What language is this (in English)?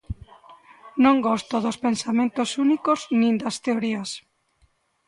Galician